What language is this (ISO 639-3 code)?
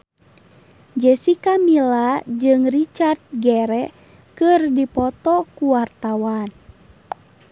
sun